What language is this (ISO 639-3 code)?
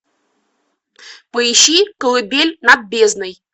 rus